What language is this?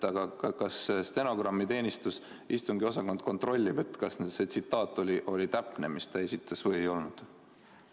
Estonian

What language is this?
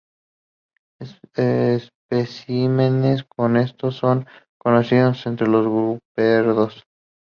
Spanish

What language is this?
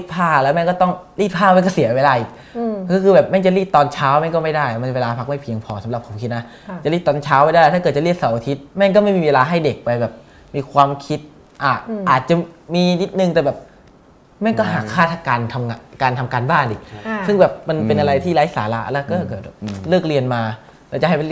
Thai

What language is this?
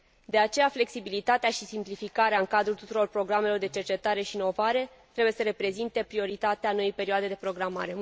Romanian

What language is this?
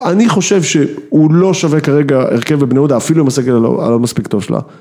Hebrew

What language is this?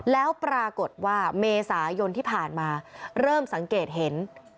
Thai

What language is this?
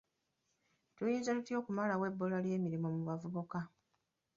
Ganda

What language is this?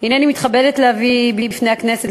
Hebrew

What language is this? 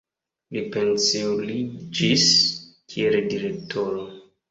Esperanto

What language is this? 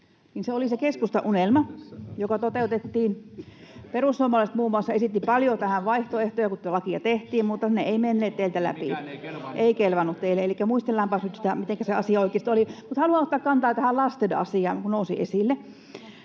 Finnish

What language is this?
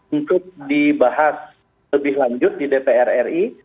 Indonesian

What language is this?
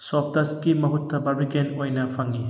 Manipuri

